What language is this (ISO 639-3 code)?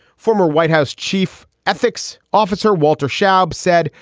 eng